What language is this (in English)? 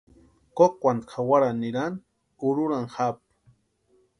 Western Highland Purepecha